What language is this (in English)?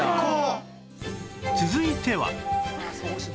Japanese